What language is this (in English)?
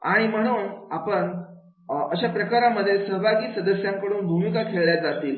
Marathi